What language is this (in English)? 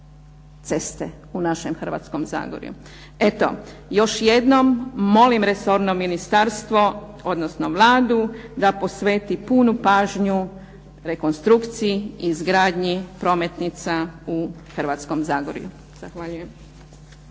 Croatian